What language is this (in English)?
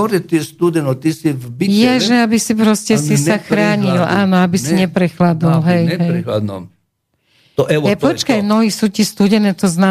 Slovak